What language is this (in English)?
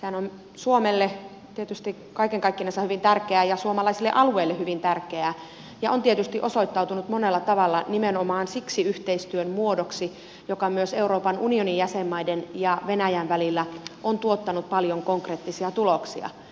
Finnish